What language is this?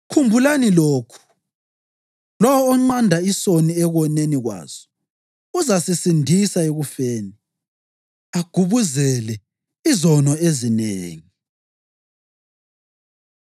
North Ndebele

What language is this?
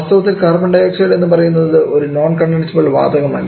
Malayalam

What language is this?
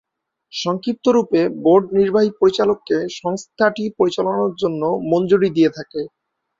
Bangla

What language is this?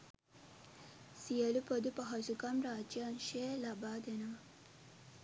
Sinhala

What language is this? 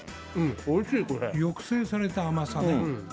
Japanese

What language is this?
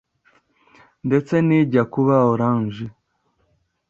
Kinyarwanda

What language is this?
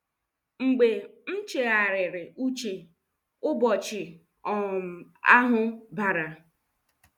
Igbo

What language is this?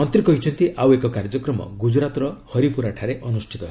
Odia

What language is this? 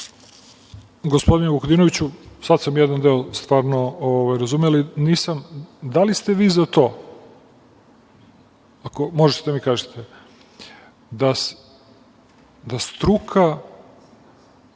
Serbian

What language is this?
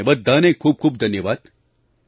Gujarati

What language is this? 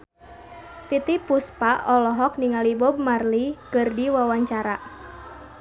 Sundanese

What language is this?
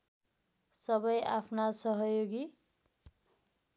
Nepali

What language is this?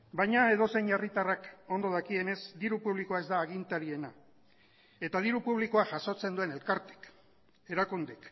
Basque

